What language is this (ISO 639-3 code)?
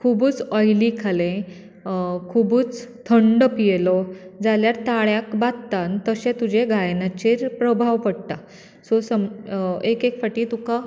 kok